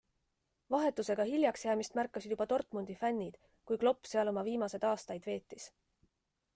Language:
Estonian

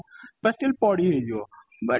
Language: Odia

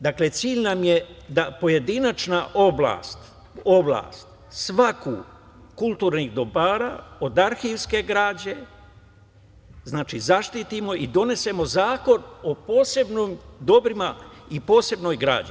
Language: Serbian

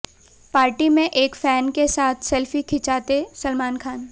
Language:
Hindi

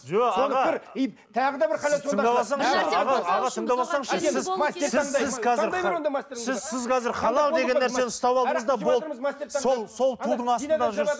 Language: Kazakh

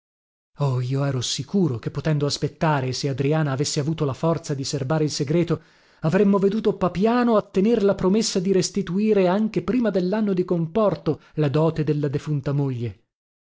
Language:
Italian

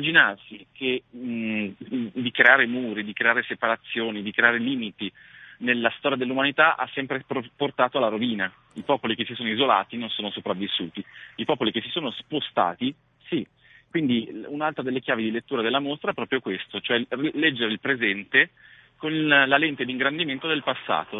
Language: Italian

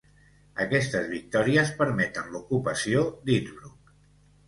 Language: Catalan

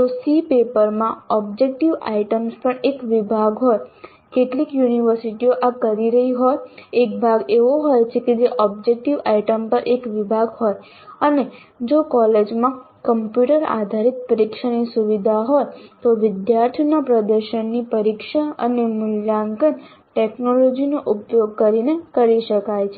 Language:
Gujarati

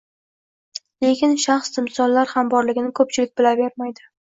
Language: Uzbek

